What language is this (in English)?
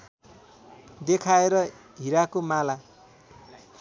Nepali